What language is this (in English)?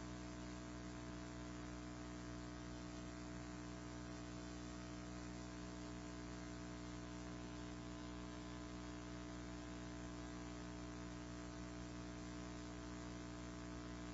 English